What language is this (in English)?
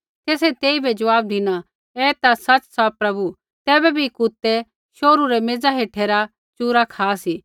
Kullu Pahari